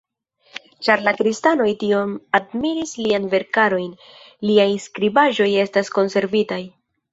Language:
Esperanto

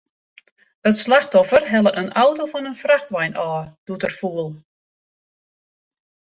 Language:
Western Frisian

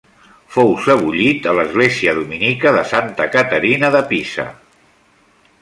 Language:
Catalan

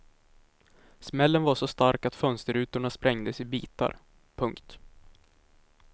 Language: Swedish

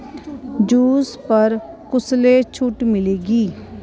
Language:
Dogri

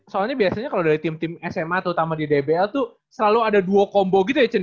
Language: Indonesian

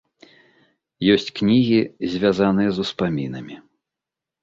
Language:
Belarusian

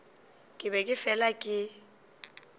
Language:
Northern Sotho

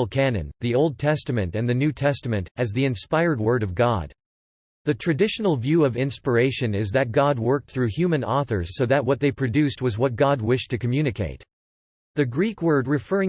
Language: English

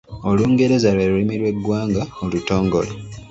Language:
Ganda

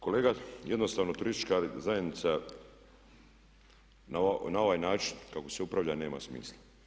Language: Croatian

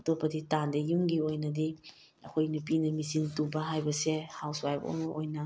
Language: Manipuri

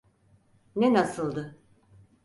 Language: Turkish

